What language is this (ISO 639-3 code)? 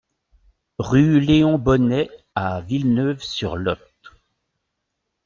fra